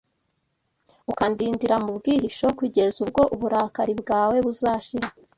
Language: Kinyarwanda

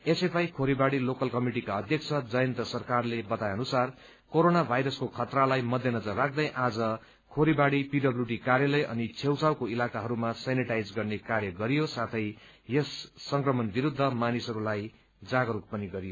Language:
Nepali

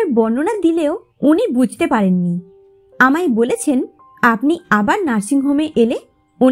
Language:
Bangla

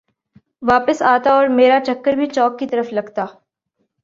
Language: Urdu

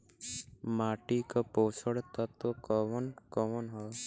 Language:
Bhojpuri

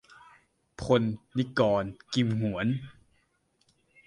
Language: Thai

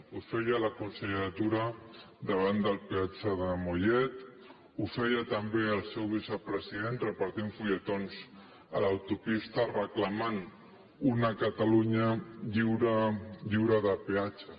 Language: Catalan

